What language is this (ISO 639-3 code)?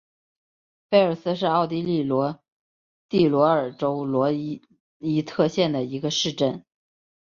zho